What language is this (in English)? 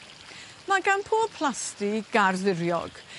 Welsh